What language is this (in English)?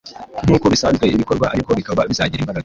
Kinyarwanda